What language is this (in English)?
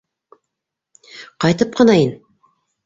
Bashkir